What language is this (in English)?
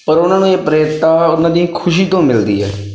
Punjabi